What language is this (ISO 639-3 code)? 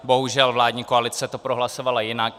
ces